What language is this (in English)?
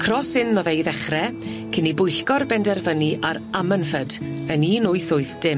Welsh